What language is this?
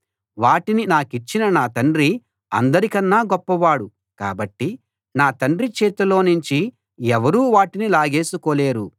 Telugu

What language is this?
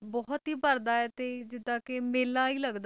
Punjabi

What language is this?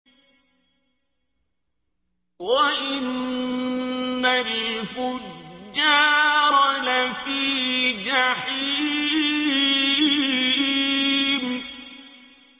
Arabic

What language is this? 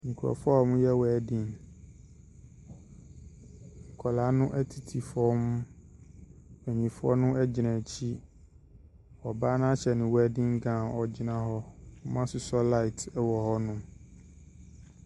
Akan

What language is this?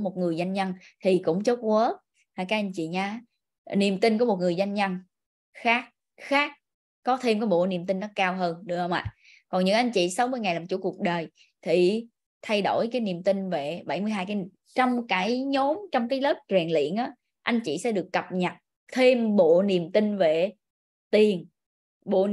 Vietnamese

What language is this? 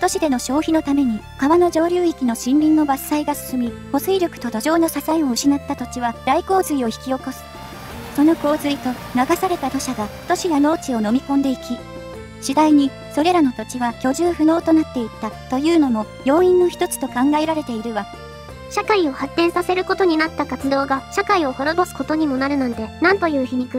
Japanese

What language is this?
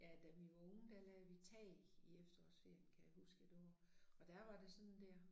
Danish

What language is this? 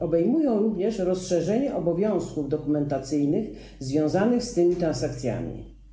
Polish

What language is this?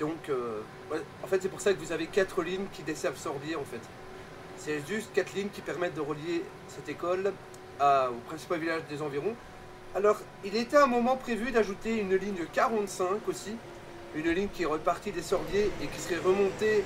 French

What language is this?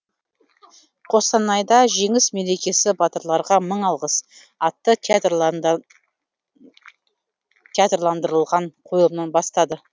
Kazakh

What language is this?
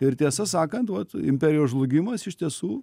Lithuanian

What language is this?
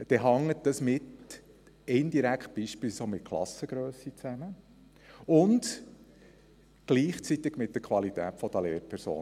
Swiss German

